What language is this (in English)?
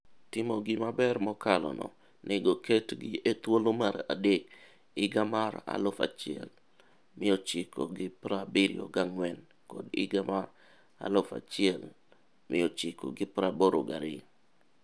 Luo (Kenya and Tanzania)